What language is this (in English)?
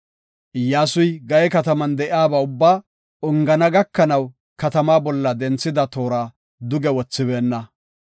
Gofa